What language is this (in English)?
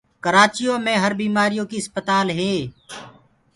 Gurgula